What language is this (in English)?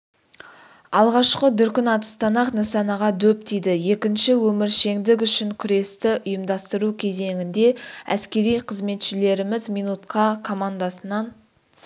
Kazakh